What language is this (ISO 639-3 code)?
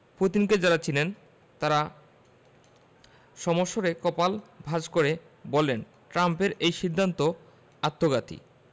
ben